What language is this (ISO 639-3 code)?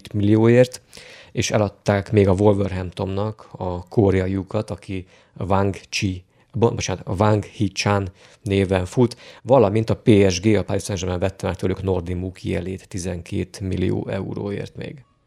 hun